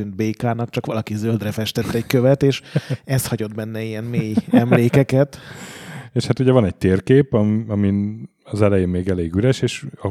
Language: Hungarian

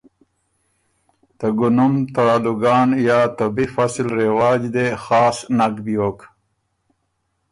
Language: Ormuri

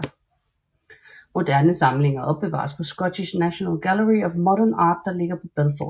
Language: Danish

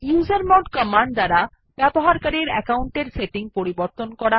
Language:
Bangla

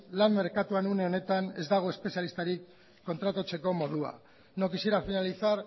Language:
Basque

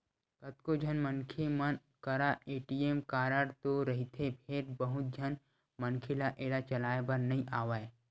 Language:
Chhattisgarhi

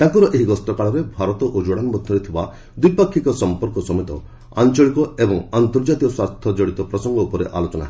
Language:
Odia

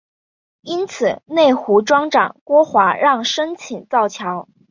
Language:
Chinese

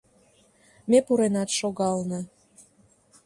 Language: Mari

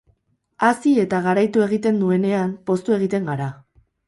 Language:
Basque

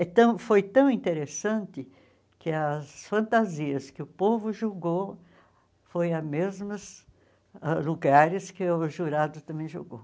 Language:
Portuguese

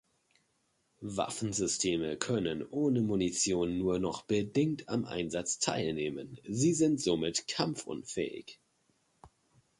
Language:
German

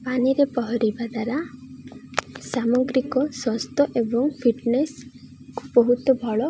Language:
Odia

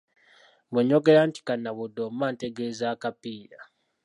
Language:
Ganda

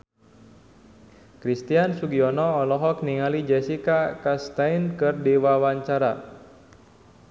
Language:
Sundanese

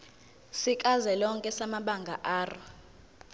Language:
Zulu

